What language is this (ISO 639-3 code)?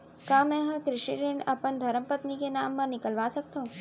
hne